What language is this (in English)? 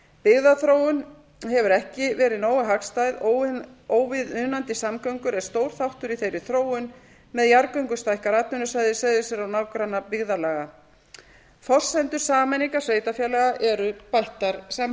Icelandic